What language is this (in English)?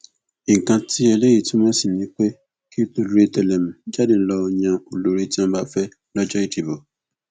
Yoruba